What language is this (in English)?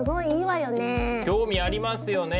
Japanese